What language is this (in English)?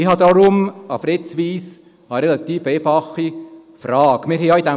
Swiss German